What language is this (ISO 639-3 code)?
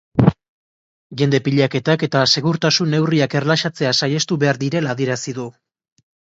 eus